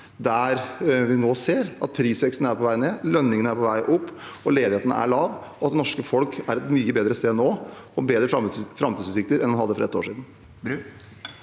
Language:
Norwegian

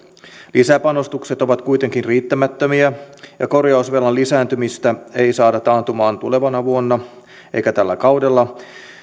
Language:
Finnish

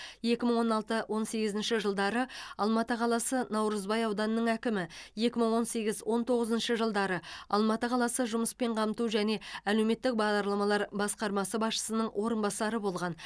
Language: Kazakh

